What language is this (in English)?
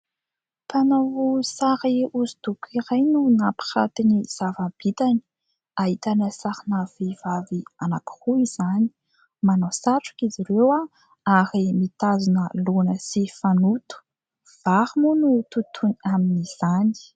Malagasy